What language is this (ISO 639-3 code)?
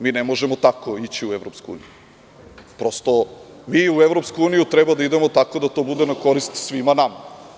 srp